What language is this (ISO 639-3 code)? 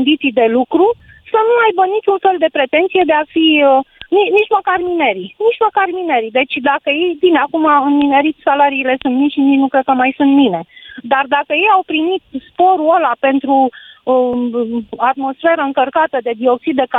ron